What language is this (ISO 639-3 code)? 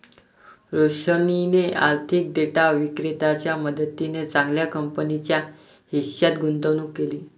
mar